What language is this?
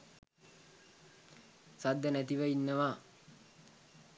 Sinhala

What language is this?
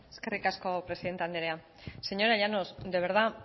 Basque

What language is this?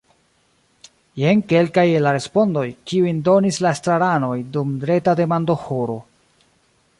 Esperanto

